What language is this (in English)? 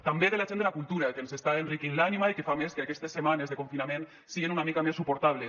Catalan